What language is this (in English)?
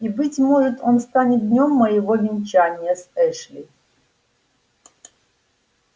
Russian